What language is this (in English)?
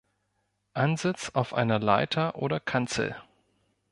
German